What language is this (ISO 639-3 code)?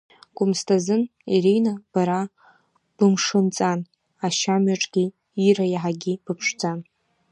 abk